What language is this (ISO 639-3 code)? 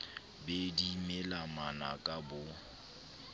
sot